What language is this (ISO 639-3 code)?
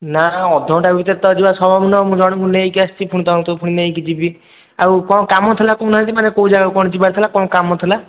ori